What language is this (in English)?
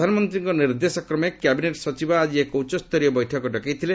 Odia